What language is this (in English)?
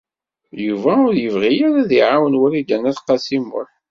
Kabyle